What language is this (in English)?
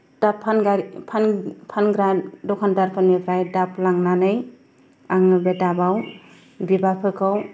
Bodo